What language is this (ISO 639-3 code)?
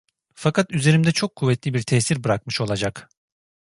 tur